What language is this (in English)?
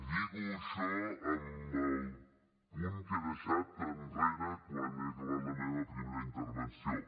Catalan